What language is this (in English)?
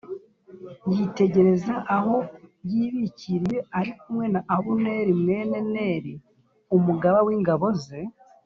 Kinyarwanda